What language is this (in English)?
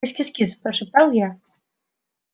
Russian